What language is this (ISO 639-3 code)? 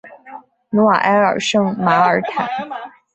zho